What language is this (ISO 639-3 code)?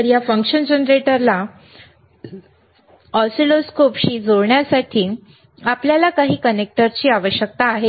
mar